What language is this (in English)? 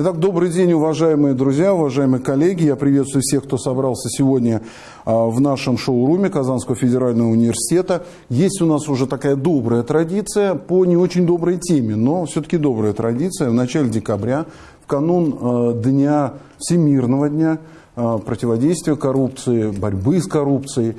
Russian